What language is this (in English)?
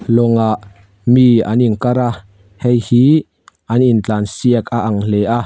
Mizo